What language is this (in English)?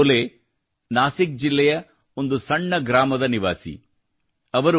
Kannada